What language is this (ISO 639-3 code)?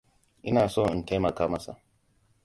hau